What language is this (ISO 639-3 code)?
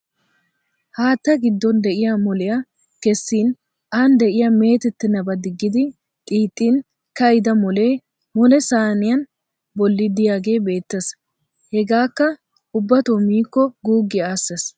wal